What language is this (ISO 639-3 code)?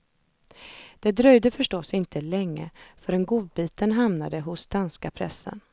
swe